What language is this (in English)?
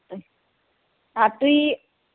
Kashmiri